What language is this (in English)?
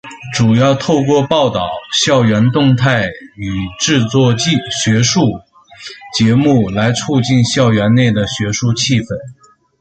Chinese